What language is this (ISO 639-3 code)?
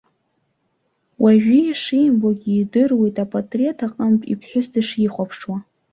abk